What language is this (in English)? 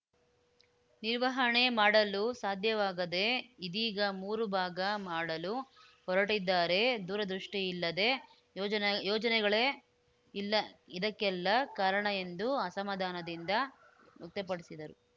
Kannada